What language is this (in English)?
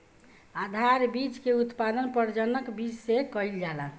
Bhojpuri